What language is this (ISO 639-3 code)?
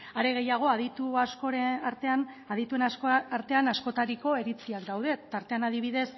eus